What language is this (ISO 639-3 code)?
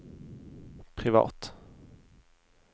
nor